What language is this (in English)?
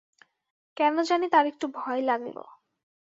Bangla